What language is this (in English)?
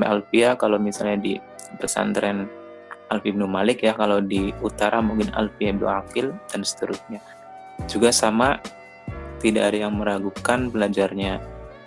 Indonesian